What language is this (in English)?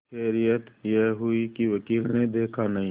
Hindi